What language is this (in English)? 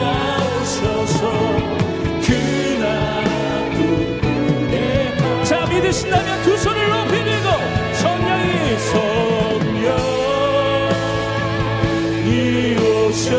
Korean